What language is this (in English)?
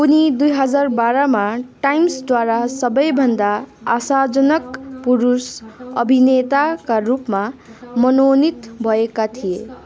Nepali